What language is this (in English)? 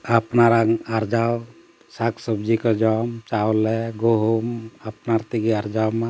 Santali